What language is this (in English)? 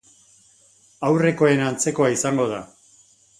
Basque